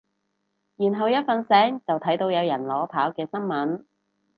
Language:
Cantonese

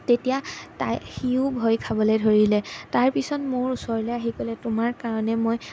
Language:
Assamese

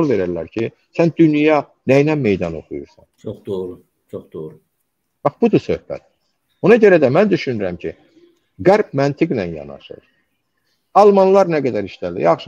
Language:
Turkish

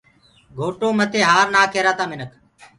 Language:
Gurgula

